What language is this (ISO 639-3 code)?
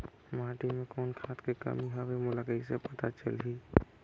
hne